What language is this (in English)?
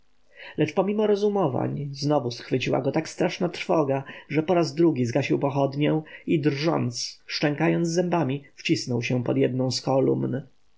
Polish